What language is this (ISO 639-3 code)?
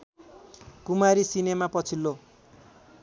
nep